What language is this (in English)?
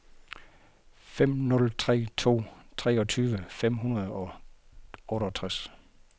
Danish